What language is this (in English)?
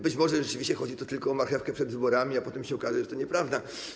Polish